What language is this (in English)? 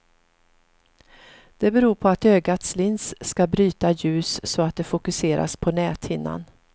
Swedish